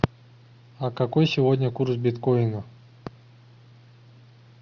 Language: Russian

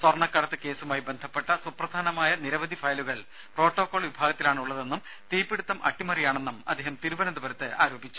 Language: Malayalam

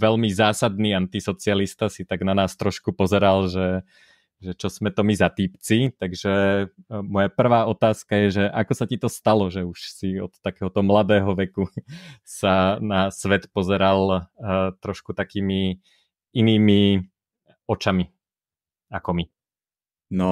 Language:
Czech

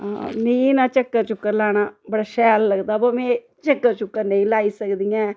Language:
Dogri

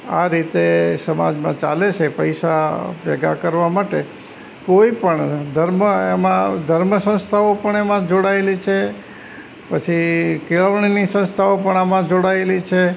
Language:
Gujarati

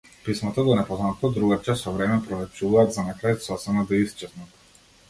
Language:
Macedonian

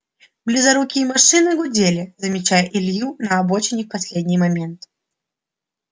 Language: Russian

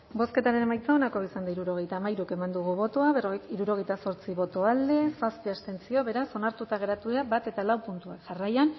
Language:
Basque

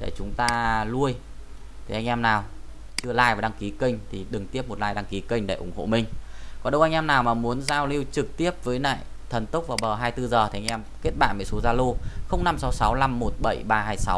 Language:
Vietnamese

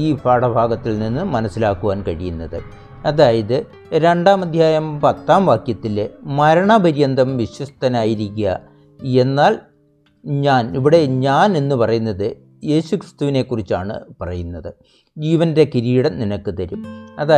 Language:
Malayalam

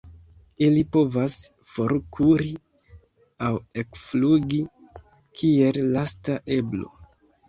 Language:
Esperanto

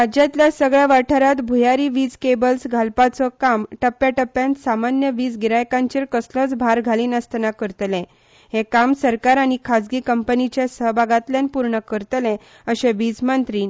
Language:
Konkani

